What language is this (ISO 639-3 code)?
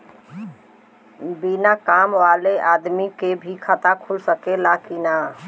bho